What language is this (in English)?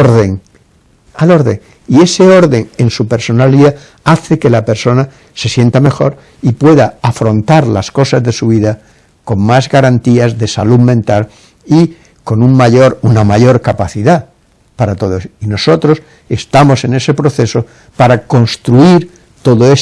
Spanish